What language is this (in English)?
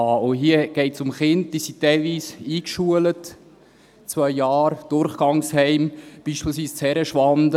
Swiss German